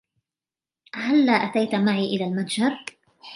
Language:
Arabic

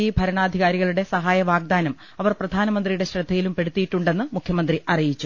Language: Malayalam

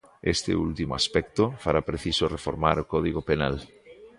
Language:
Galician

